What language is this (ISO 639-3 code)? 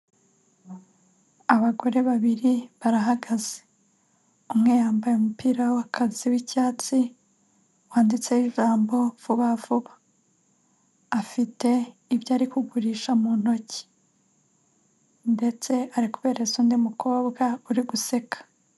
kin